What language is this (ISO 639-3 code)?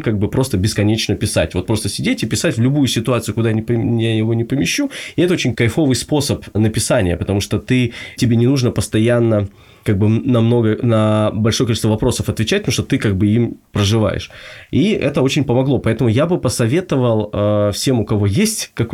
rus